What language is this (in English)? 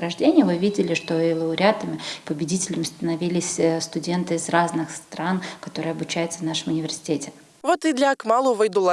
Russian